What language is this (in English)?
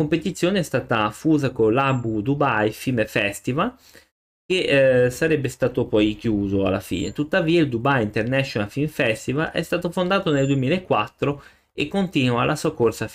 Italian